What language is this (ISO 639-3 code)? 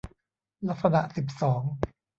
tha